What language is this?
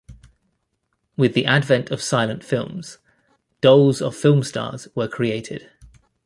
English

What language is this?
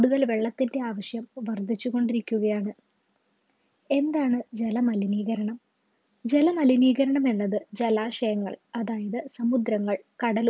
Malayalam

